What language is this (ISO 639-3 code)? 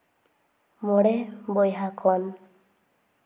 sat